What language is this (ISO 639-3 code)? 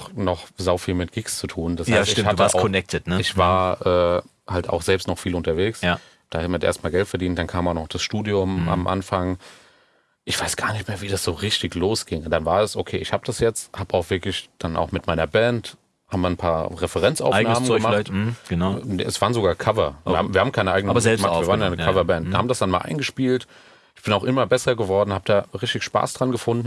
deu